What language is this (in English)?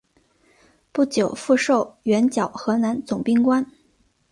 Chinese